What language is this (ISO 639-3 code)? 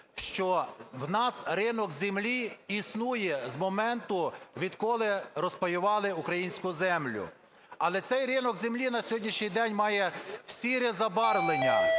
ukr